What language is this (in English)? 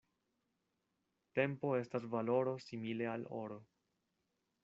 Esperanto